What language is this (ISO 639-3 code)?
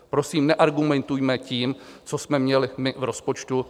ces